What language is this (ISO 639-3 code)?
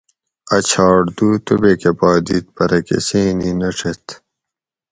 gwc